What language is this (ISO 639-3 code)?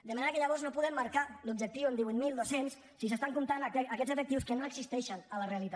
cat